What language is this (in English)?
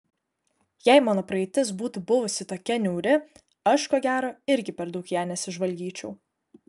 Lithuanian